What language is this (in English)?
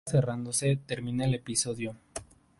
Spanish